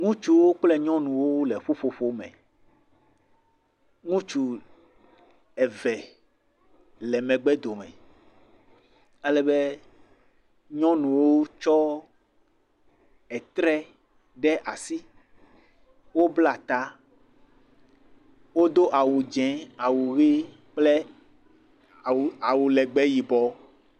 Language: Ewe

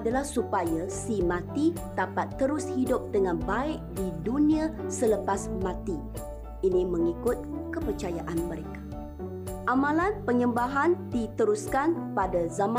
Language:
Malay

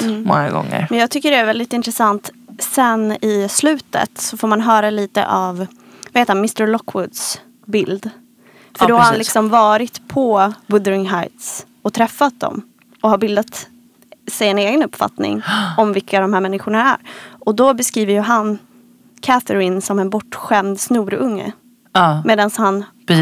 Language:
Swedish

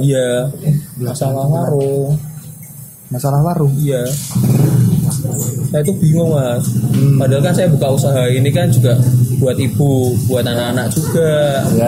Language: Indonesian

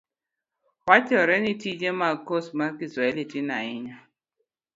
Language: Luo (Kenya and Tanzania)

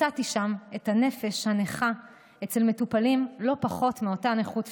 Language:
Hebrew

